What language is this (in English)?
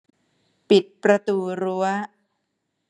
Thai